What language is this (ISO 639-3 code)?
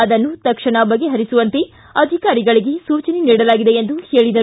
kan